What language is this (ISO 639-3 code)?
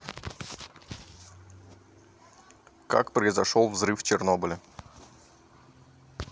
rus